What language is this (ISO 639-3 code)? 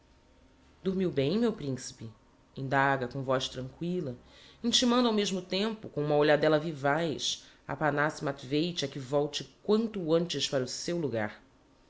por